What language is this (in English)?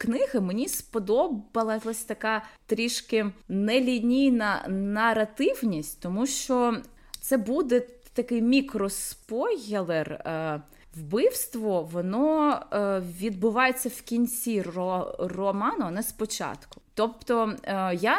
Ukrainian